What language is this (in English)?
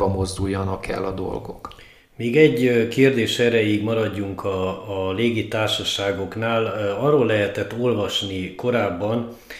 Hungarian